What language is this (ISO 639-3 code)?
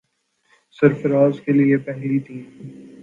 urd